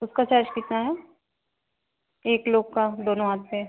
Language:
Hindi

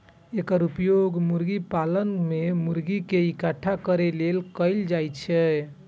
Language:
Maithili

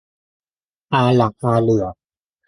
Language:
Thai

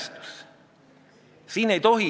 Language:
Estonian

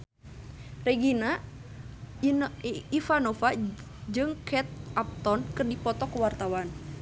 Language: Sundanese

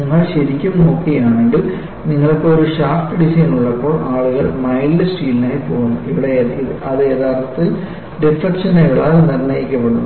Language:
Malayalam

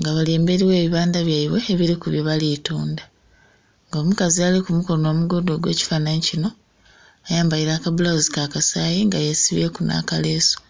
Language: Soga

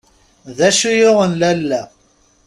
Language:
Kabyle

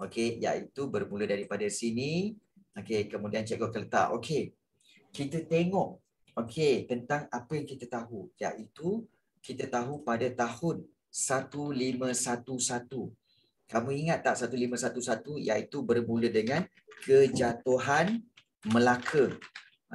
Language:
Malay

